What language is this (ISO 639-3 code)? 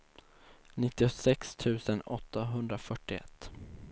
swe